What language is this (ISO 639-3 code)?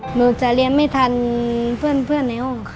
tha